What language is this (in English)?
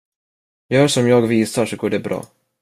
Swedish